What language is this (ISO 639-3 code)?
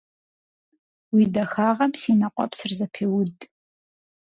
kbd